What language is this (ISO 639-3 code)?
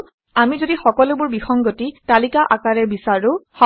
asm